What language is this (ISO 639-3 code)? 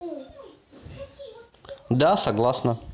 rus